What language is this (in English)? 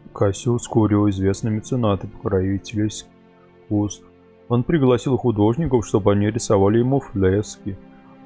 Russian